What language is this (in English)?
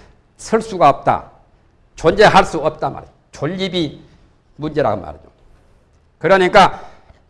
Korean